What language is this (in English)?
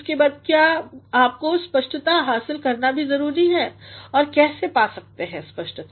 Hindi